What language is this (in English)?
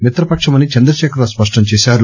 Telugu